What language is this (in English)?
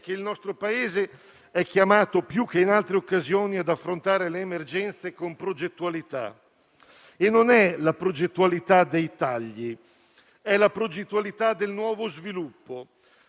Italian